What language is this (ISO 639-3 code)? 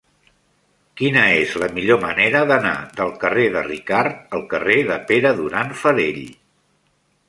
cat